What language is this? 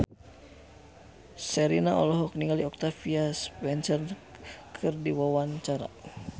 Sundanese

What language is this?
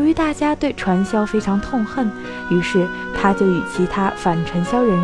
Chinese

